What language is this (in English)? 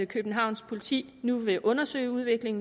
Danish